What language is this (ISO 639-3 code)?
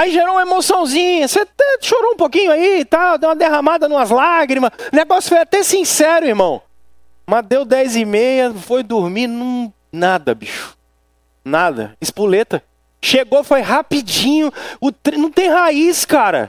por